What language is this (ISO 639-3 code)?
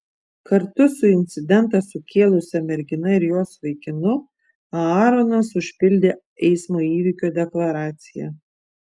lit